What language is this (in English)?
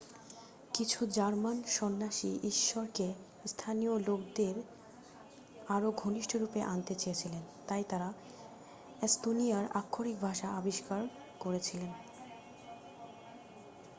Bangla